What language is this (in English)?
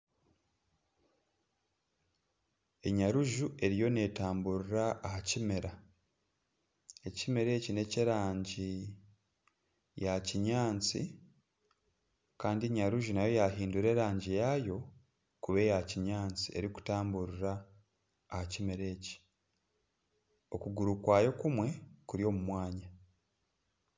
Nyankole